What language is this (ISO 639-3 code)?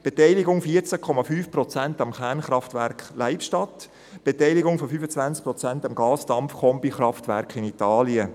gsw